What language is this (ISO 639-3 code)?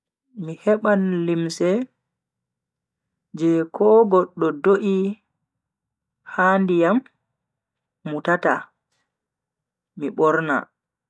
fui